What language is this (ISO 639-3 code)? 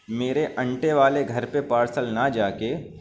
urd